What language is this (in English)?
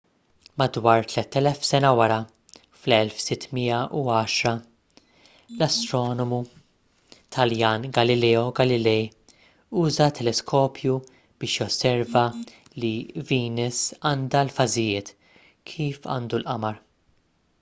Maltese